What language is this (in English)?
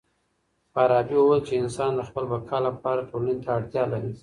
Pashto